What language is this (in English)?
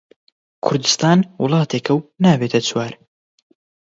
Central Kurdish